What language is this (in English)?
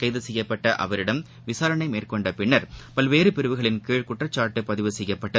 Tamil